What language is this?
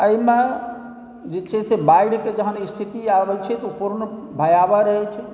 Maithili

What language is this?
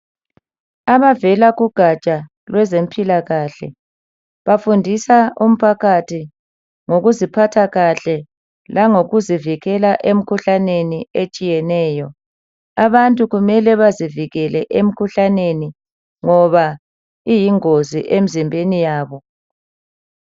North Ndebele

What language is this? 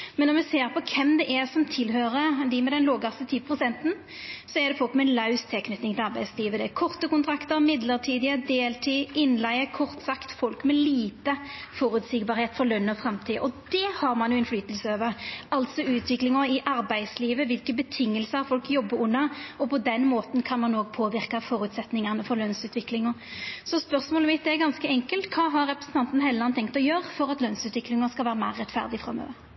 Norwegian Nynorsk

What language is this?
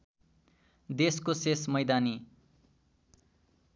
Nepali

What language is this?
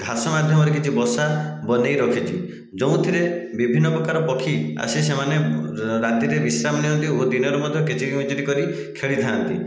Odia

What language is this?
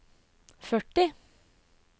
Norwegian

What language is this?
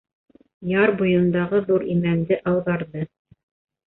Bashkir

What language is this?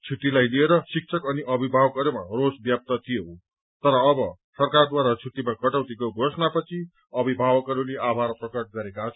Nepali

